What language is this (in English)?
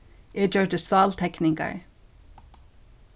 Faroese